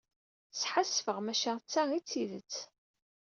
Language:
Kabyle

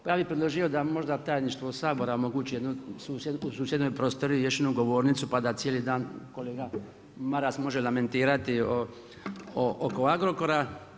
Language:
Croatian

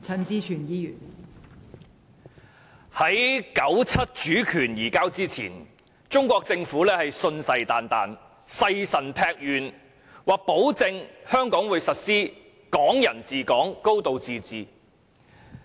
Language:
Cantonese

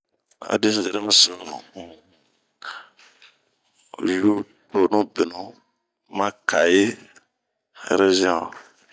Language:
Bomu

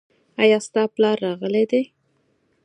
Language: Pashto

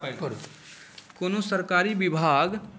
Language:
Maithili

